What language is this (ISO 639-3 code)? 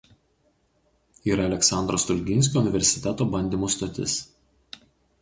lit